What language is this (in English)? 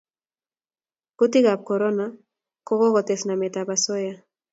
Kalenjin